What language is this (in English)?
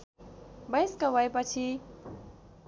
Nepali